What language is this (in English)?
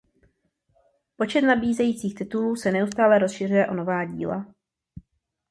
Czech